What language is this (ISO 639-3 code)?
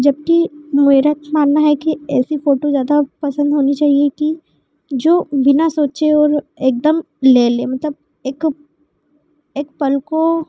hin